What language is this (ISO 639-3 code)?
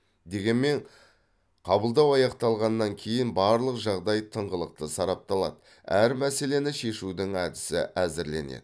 kaz